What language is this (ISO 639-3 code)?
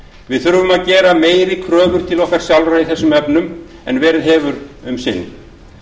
isl